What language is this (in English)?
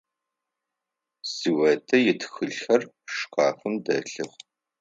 Adyghe